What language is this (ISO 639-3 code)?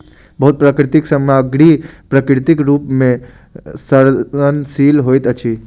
mai